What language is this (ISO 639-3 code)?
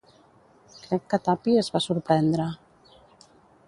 cat